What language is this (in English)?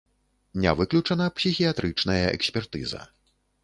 Belarusian